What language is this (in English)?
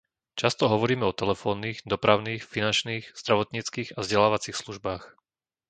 Slovak